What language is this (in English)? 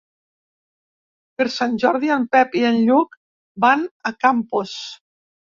Catalan